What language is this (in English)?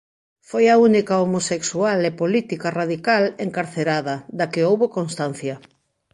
Galician